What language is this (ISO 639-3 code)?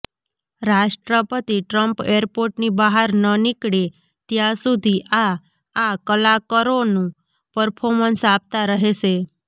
guj